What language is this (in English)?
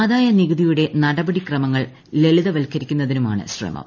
Malayalam